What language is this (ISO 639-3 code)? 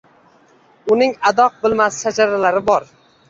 uzb